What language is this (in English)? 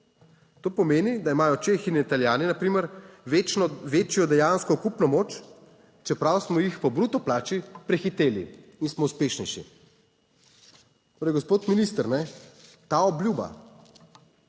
Slovenian